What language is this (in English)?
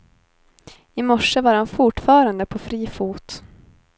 Swedish